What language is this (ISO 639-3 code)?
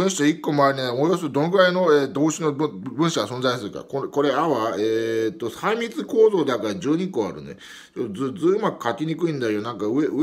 jpn